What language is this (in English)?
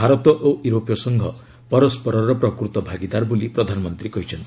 Odia